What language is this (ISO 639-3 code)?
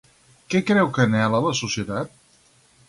cat